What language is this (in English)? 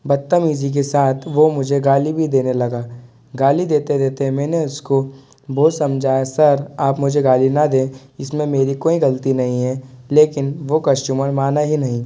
Hindi